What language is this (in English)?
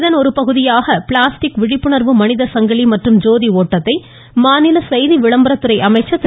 Tamil